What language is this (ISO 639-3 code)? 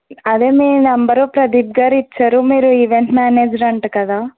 tel